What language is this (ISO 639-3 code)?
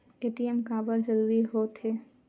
hne